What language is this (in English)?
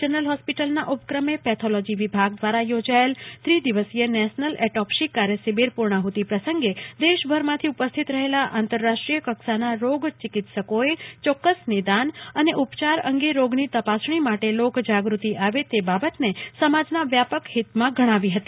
Gujarati